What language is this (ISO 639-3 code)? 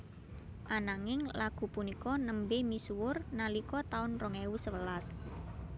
jav